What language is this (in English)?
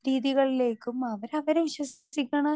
Malayalam